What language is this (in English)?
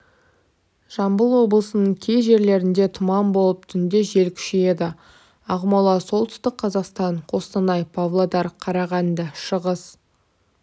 Kazakh